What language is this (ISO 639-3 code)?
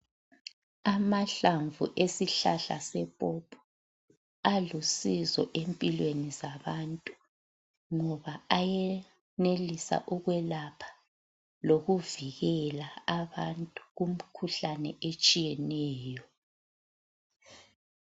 nde